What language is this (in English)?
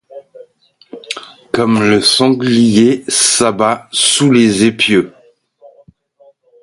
French